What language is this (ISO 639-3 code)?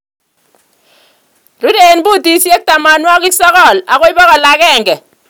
kln